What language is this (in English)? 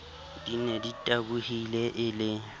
Southern Sotho